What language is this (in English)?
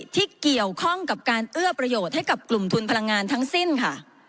Thai